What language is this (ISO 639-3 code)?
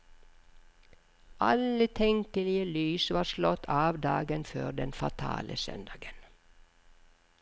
nor